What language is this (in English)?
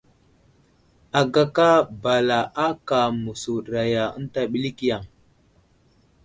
Wuzlam